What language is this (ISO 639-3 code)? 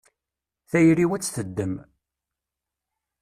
kab